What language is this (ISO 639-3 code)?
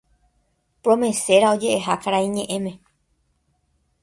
grn